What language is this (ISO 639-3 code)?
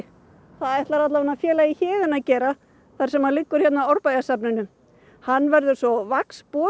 isl